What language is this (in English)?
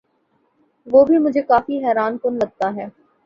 Urdu